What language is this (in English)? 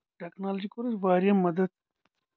Kashmiri